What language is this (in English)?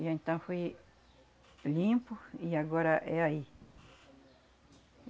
Portuguese